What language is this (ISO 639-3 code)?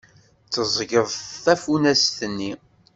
kab